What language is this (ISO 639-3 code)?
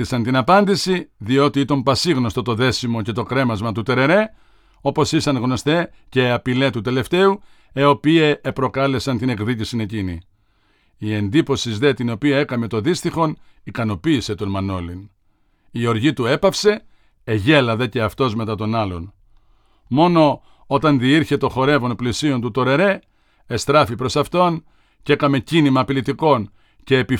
ell